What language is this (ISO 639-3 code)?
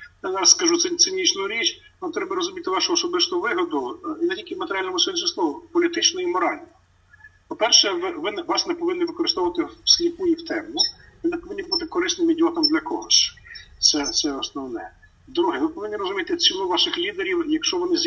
ukr